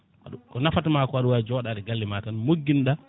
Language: Fula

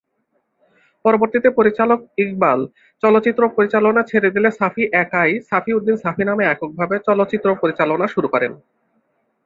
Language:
Bangla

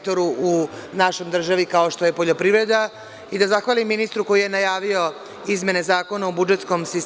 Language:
Serbian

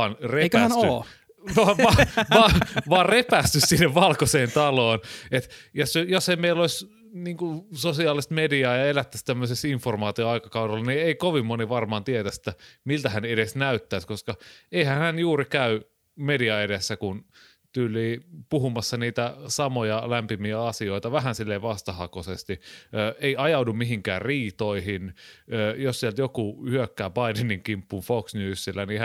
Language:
Finnish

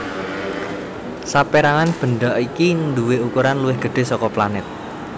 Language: Javanese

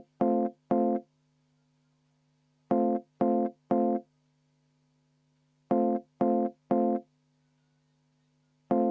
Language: Estonian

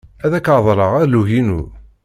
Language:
Kabyle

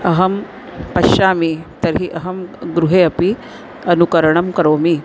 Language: Sanskrit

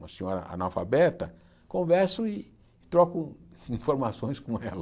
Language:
Portuguese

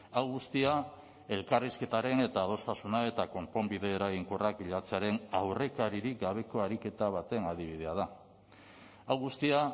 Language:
Basque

